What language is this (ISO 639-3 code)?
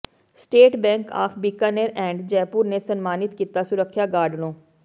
pan